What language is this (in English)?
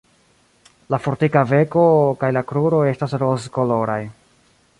Esperanto